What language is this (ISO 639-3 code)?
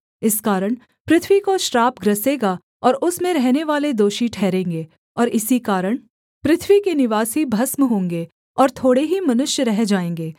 hin